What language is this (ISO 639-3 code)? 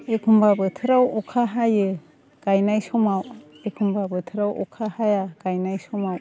brx